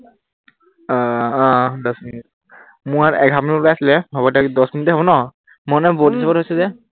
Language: Assamese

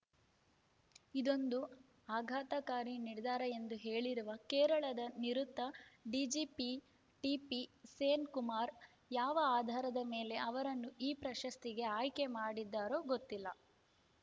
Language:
Kannada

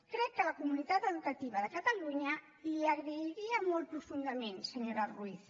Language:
Catalan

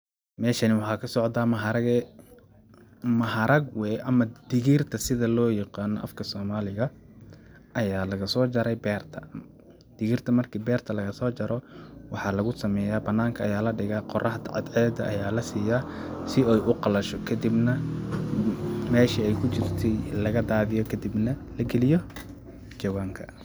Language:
Somali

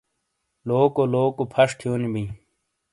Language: Shina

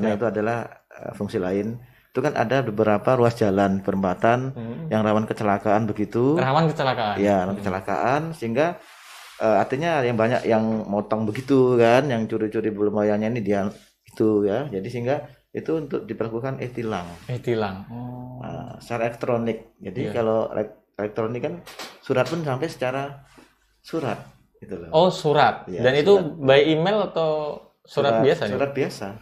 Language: Indonesian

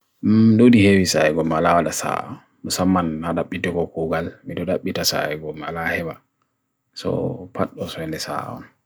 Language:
Bagirmi Fulfulde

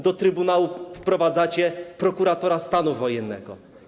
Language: Polish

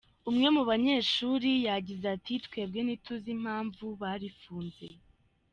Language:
Kinyarwanda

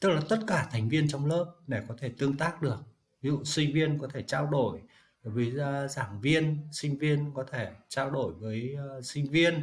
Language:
Vietnamese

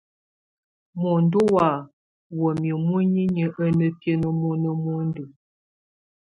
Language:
Tunen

